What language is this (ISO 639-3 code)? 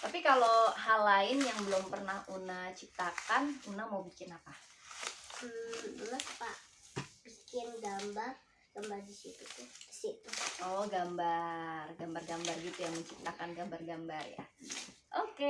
ind